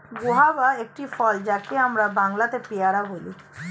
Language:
Bangla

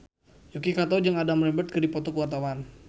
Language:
Sundanese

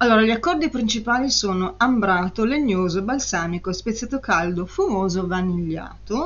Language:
Italian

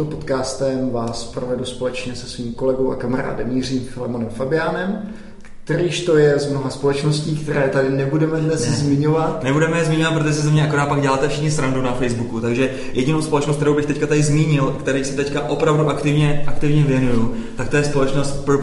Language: Czech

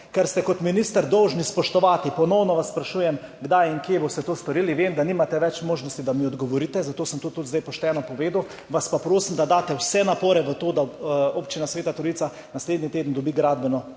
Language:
Slovenian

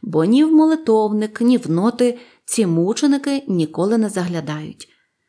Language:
Ukrainian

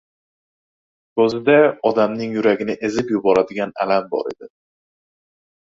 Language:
Uzbek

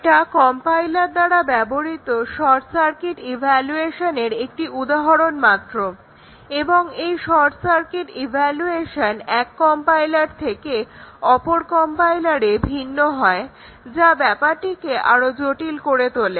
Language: Bangla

